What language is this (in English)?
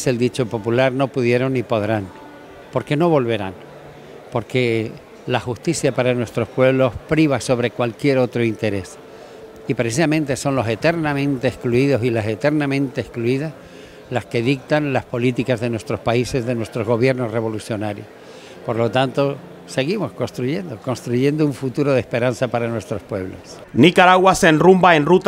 Spanish